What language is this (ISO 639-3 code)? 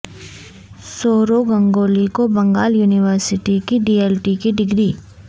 urd